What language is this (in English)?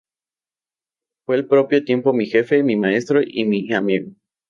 Spanish